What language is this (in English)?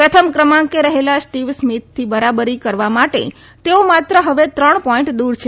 Gujarati